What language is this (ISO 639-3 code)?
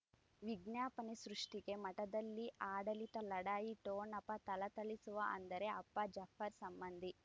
kan